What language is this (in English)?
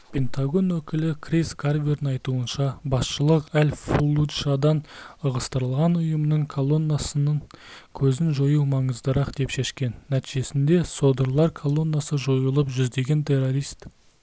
Kazakh